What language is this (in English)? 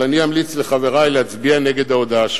Hebrew